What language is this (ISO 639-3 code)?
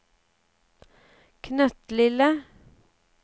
nor